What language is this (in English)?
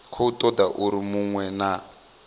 Venda